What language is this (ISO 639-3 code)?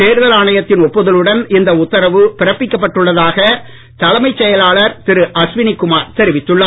tam